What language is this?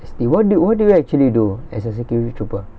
English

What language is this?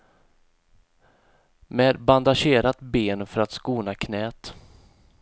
Swedish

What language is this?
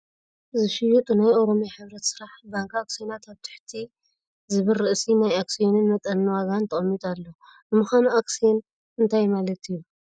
Tigrinya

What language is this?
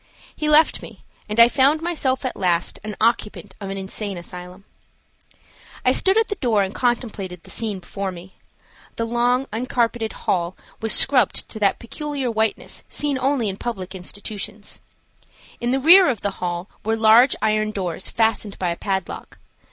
English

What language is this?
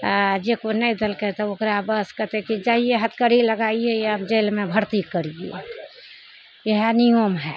Maithili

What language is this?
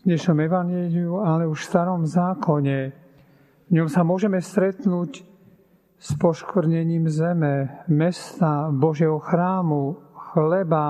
Slovak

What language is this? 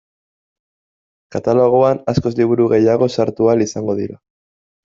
Basque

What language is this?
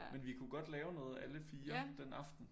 Danish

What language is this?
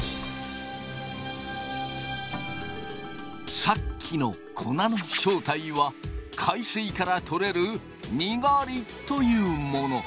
Japanese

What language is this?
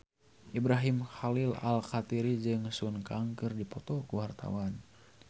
Sundanese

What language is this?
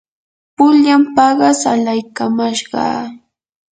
Yanahuanca Pasco Quechua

